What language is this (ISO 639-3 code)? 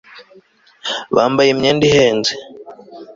kin